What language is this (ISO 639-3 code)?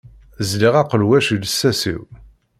kab